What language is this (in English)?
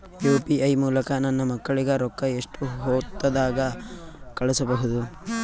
Kannada